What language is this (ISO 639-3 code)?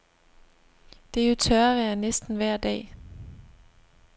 dan